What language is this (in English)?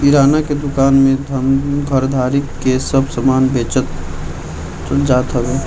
Bhojpuri